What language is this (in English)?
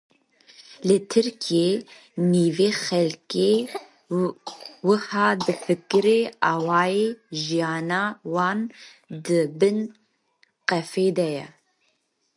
Kurdish